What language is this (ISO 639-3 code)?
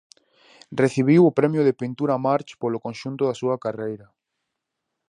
glg